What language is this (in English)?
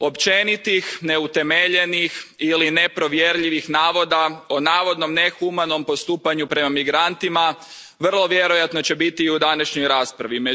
Croatian